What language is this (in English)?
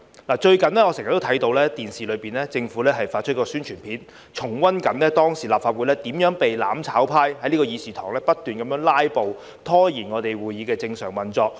Cantonese